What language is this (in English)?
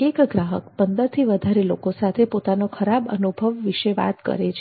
Gujarati